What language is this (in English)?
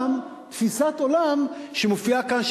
Hebrew